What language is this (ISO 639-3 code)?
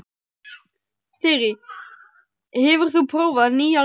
isl